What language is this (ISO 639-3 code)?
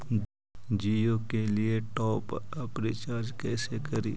mag